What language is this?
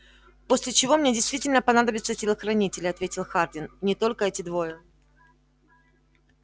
Russian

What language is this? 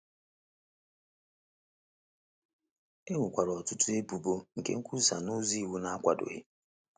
Igbo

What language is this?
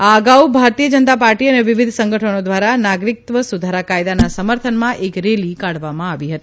Gujarati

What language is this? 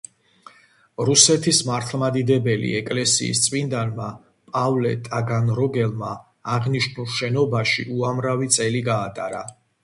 Georgian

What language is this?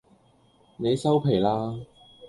Cantonese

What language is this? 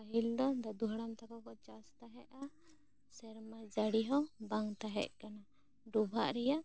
Santali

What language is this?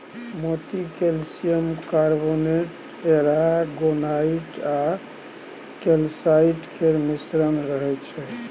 Maithili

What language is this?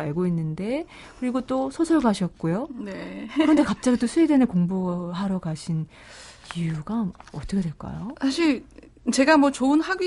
Korean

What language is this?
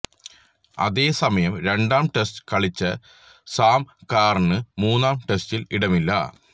Malayalam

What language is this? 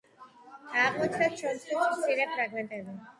Georgian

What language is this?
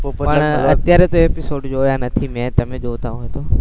Gujarati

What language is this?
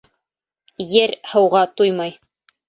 Bashkir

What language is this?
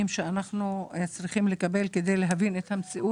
Hebrew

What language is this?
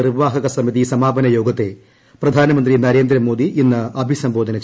Malayalam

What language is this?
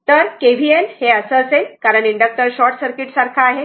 Marathi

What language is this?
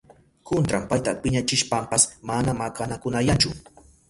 Southern Pastaza Quechua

